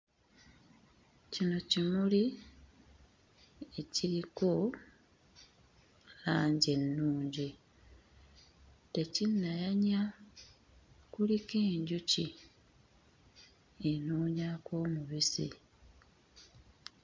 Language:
Ganda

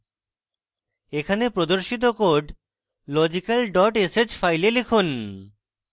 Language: Bangla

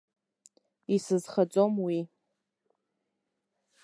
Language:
Abkhazian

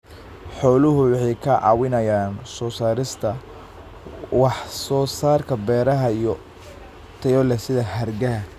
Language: Somali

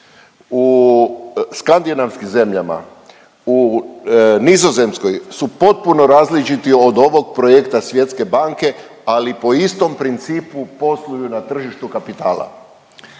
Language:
Croatian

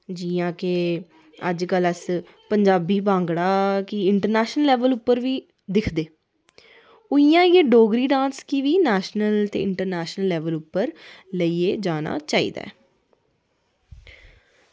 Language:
Dogri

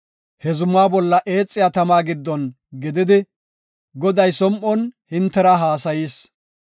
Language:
Gofa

